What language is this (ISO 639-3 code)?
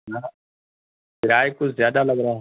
urd